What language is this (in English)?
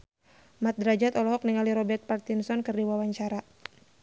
Sundanese